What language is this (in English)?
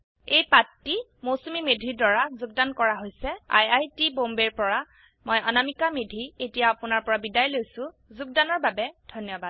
Assamese